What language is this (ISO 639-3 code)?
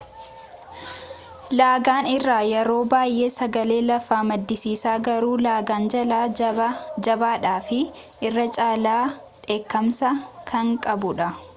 orm